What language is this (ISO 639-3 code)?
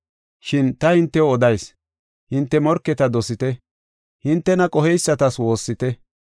gof